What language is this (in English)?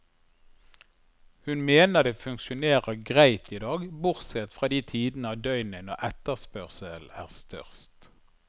Norwegian